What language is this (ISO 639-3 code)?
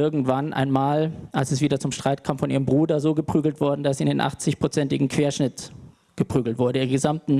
deu